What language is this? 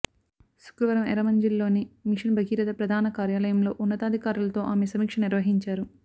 Telugu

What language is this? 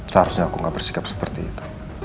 Indonesian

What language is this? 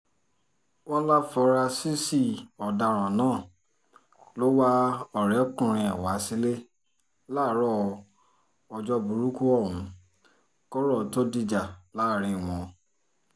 Yoruba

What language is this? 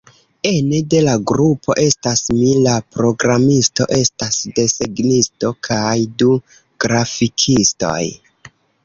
Esperanto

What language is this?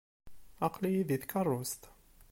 Kabyle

